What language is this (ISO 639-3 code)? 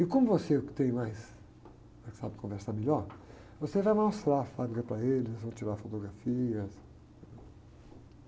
por